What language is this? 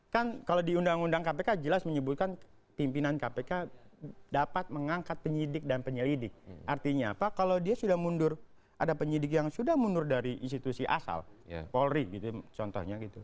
Indonesian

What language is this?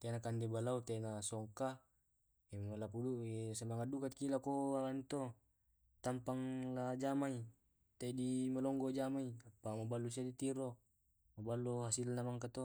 Tae'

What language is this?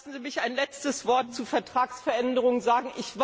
German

